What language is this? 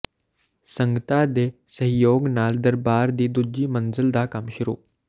Punjabi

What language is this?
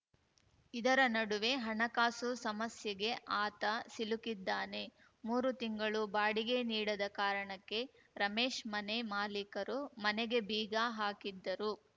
Kannada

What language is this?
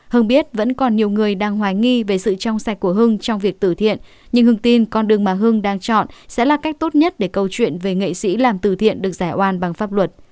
Vietnamese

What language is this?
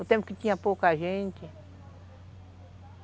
Portuguese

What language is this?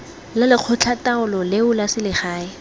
Tswana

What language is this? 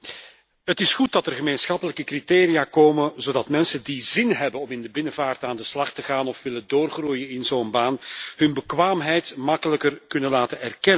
Dutch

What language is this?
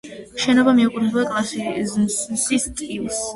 Georgian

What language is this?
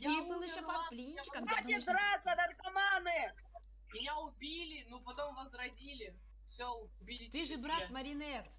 Russian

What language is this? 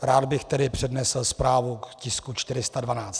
Czech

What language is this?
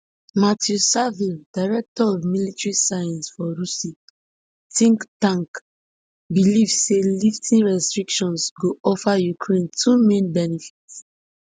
Nigerian Pidgin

